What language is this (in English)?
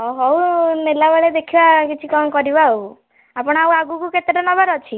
Odia